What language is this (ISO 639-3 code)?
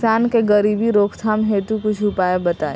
bho